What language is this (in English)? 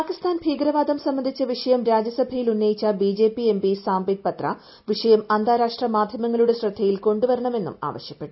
Malayalam